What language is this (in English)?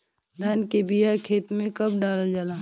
Bhojpuri